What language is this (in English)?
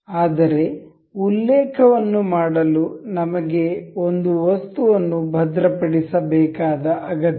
Kannada